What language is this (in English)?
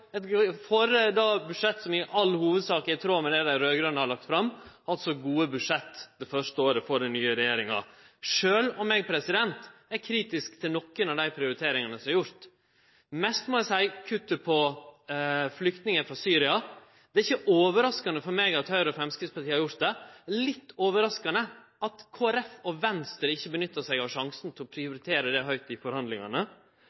Norwegian Nynorsk